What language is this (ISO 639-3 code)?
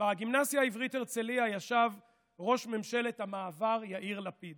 heb